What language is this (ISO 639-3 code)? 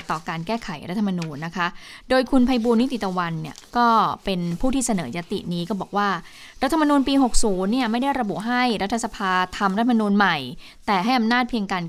tha